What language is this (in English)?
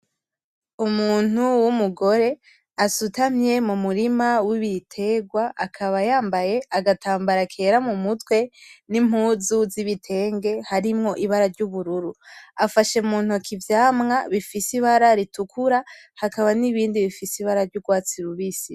Rundi